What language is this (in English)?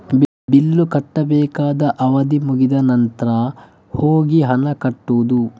Kannada